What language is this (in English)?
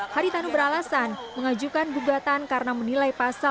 Indonesian